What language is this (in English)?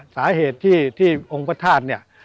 Thai